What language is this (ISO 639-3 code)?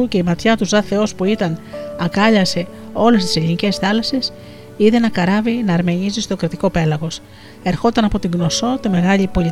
ell